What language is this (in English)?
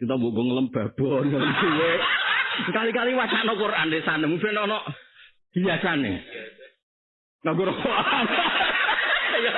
Indonesian